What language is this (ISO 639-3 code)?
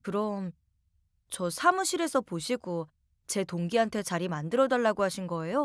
kor